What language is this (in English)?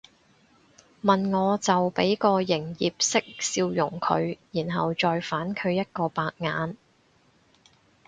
Cantonese